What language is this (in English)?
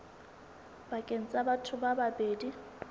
Southern Sotho